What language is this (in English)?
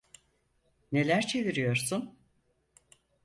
Turkish